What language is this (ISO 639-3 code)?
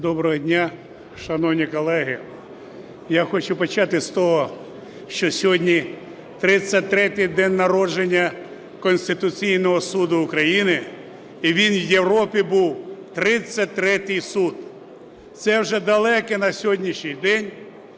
ukr